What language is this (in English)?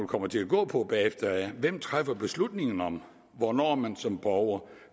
Danish